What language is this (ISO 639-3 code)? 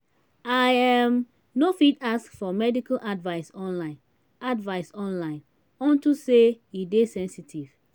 pcm